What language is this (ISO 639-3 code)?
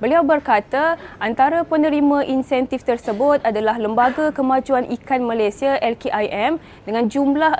msa